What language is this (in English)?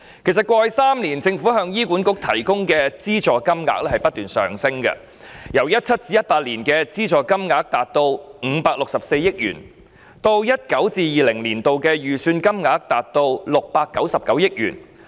Cantonese